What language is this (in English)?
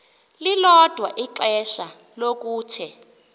Xhosa